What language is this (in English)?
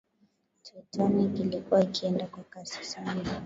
Swahili